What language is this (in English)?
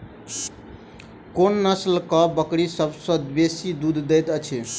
Maithili